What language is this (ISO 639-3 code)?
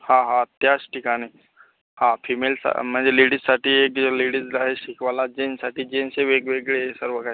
mar